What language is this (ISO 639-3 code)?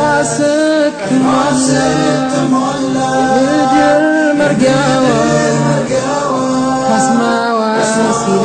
ara